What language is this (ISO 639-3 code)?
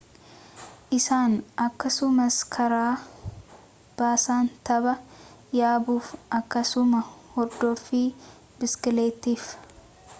orm